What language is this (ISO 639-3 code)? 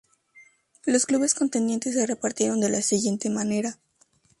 spa